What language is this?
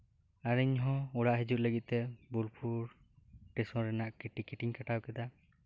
Santali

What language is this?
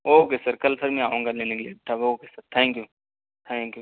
Urdu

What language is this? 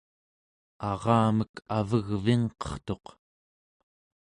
Central Yupik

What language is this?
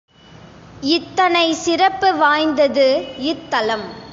Tamil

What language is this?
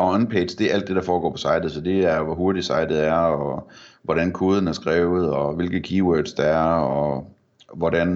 Danish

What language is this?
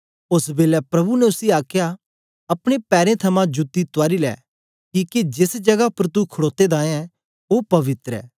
Dogri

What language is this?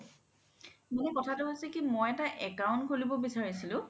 Assamese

